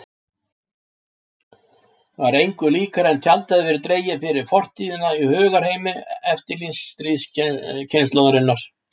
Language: Icelandic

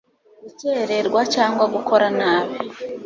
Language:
Kinyarwanda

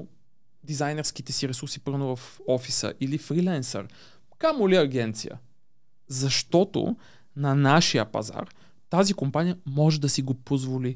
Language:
Bulgarian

